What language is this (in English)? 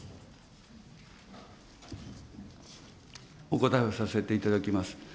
Japanese